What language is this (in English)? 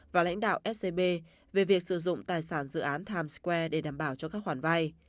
Vietnamese